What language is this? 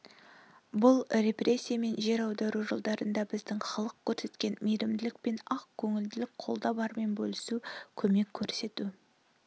Kazakh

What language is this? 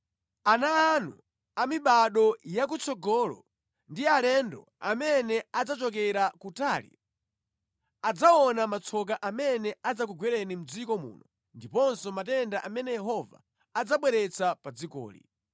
Nyanja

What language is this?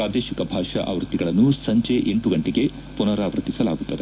Kannada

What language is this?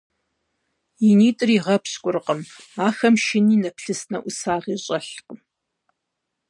Kabardian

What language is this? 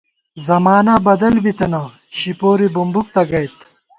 Gawar-Bati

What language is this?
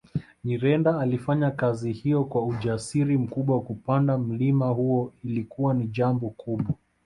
Swahili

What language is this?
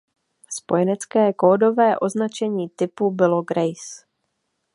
Czech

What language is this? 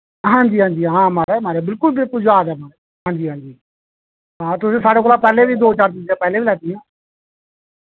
Dogri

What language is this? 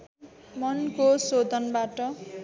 Nepali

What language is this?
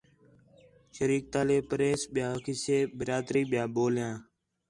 Khetrani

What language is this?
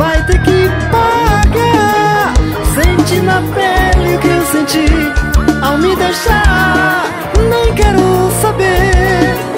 Portuguese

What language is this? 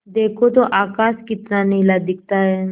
Hindi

